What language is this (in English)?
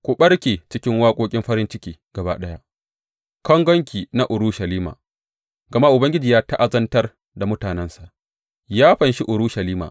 Hausa